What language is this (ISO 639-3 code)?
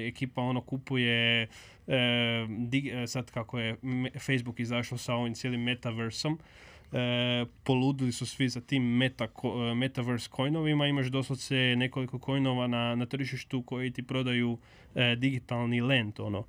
hrv